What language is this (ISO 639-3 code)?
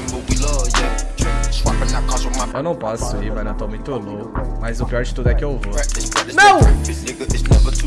por